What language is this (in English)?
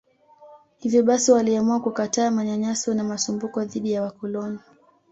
Swahili